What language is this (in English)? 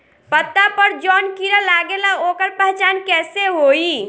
Bhojpuri